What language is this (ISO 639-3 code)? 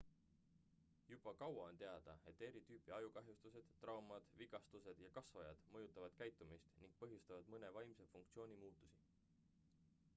est